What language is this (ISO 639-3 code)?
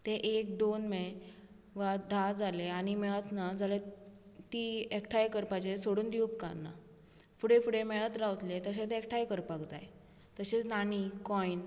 kok